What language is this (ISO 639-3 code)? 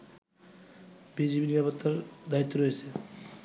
ben